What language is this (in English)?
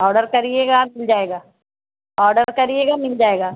Urdu